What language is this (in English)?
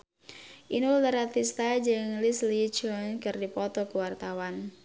Sundanese